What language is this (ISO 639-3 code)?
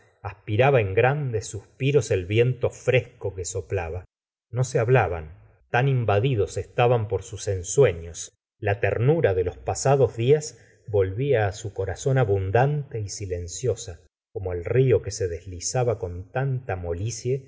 spa